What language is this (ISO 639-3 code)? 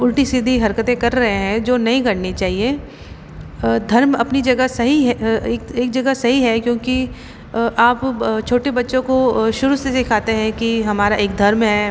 hin